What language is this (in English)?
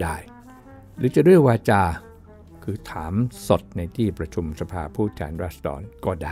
Thai